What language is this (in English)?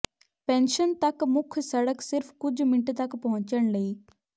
Punjabi